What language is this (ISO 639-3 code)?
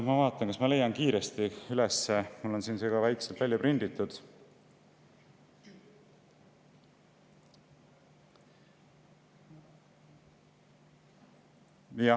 est